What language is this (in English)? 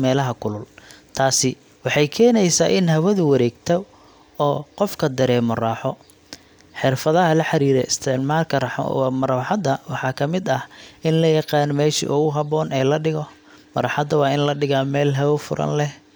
Somali